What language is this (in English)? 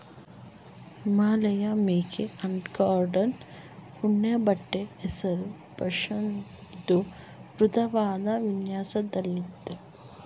Kannada